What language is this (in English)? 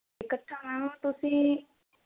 Punjabi